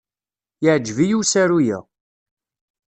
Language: Kabyle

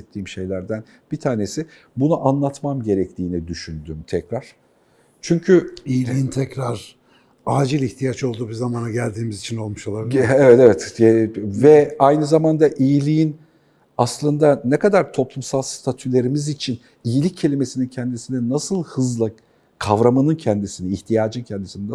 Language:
Turkish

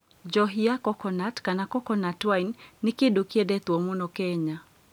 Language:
Kikuyu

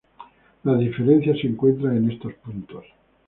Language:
Spanish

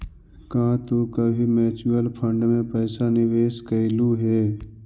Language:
Magahi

